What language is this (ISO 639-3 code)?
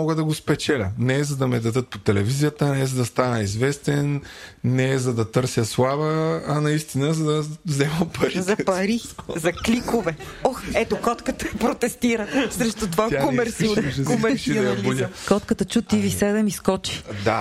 bul